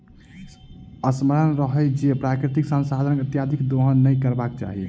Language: Maithili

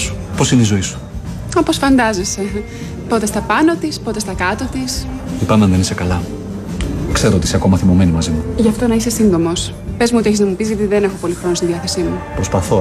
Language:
Greek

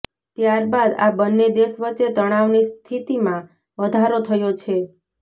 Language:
Gujarati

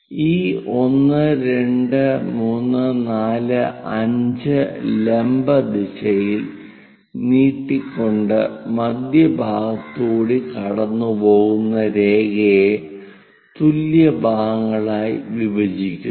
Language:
Malayalam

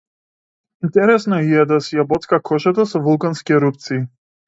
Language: Macedonian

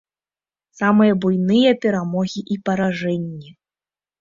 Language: Belarusian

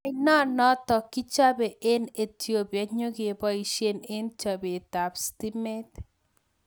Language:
Kalenjin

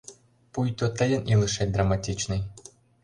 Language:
Mari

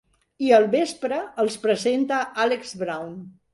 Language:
Catalan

